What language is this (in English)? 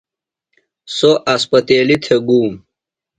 Phalura